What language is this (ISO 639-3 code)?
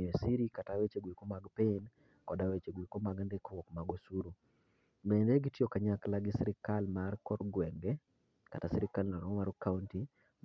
luo